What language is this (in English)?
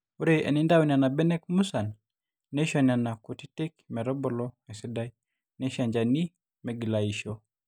Masai